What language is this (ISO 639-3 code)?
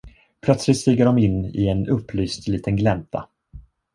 swe